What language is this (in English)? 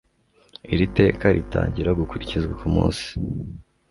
Kinyarwanda